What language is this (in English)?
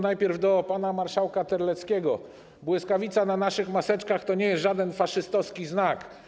Polish